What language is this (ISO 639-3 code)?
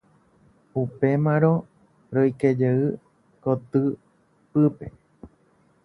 grn